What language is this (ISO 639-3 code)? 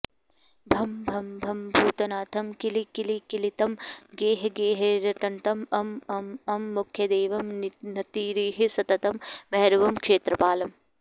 san